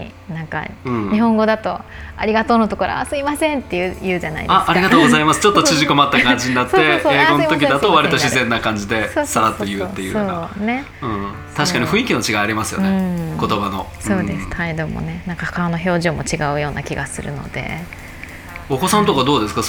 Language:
Japanese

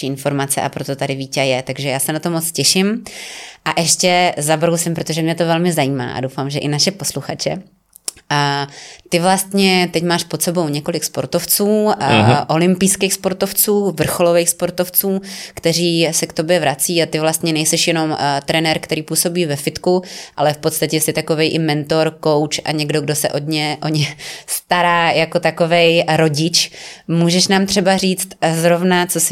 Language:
Czech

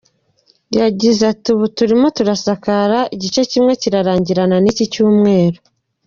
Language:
Kinyarwanda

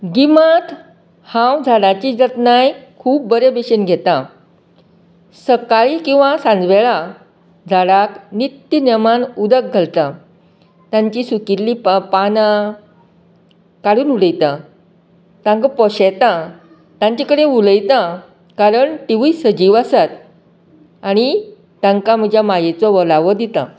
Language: Konkani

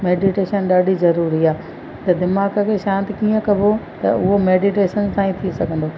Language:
Sindhi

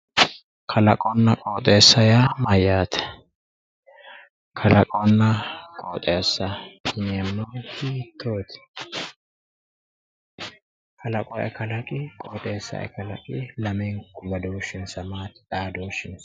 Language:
Sidamo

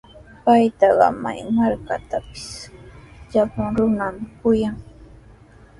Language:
Sihuas Ancash Quechua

